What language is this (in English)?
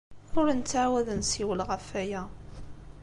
Kabyle